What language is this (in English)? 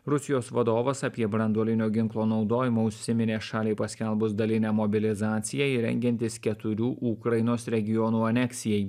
Lithuanian